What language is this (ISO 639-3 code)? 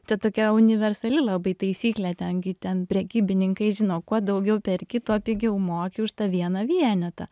lit